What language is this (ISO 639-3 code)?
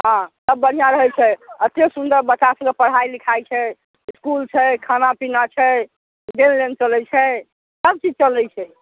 mai